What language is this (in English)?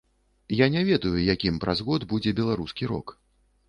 Belarusian